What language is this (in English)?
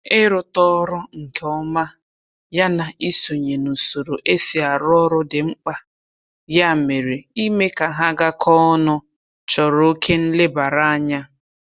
Igbo